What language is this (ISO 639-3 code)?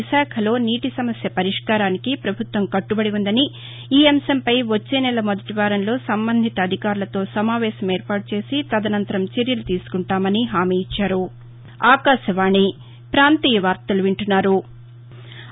tel